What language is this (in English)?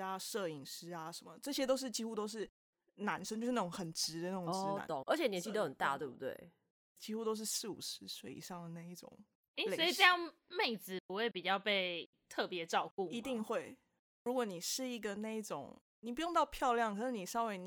Chinese